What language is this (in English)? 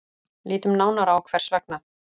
Icelandic